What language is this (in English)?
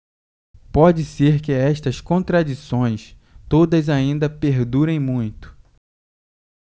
Portuguese